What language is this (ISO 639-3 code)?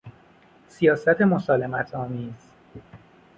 fas